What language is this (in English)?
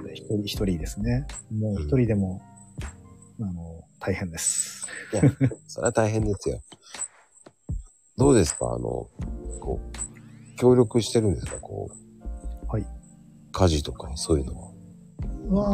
Japanese